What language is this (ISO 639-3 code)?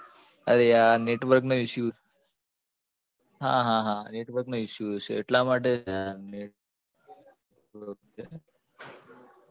guj